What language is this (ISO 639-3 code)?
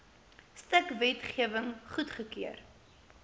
afr